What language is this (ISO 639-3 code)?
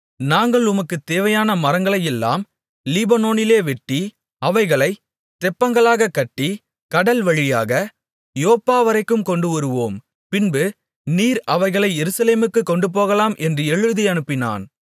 tam